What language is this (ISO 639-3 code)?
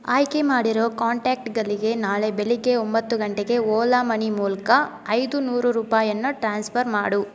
kan